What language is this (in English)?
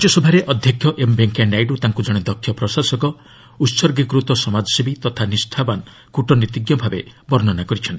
Odia